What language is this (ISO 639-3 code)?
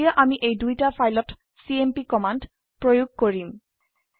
asm